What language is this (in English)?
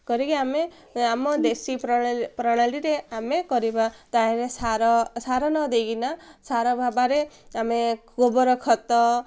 Odia